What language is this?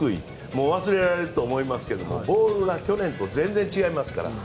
Japanese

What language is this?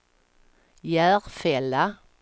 Swedish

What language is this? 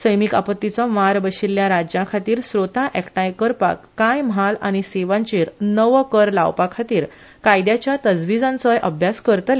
Konkani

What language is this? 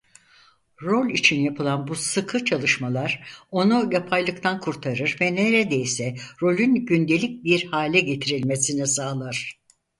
Turkish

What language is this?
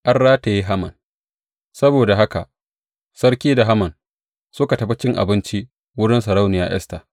Hausa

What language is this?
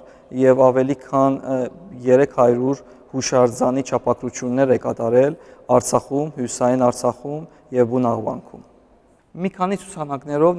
Dutch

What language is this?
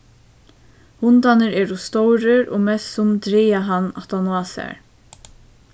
Faroese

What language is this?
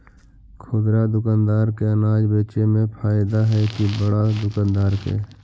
Magahi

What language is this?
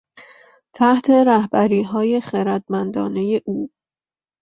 Persian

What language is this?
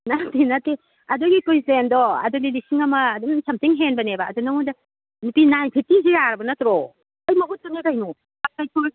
Manipuri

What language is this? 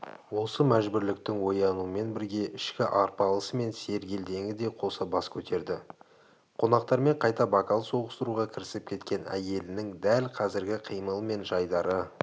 Kazakh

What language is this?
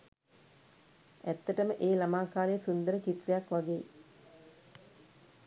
Sinhala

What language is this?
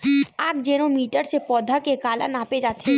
Chhattisgarhi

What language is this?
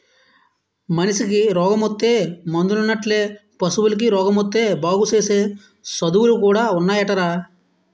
Telugu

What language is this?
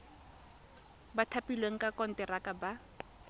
Tswana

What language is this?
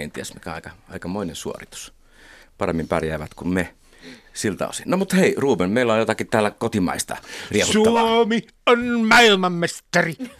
Finnish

